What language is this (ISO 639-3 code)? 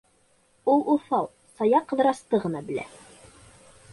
bak